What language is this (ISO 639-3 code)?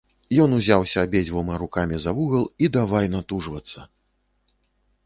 bel